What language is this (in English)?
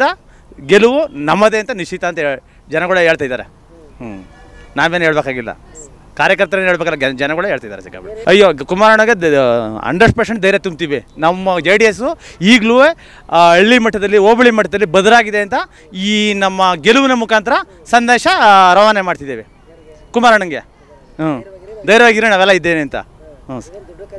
Kannada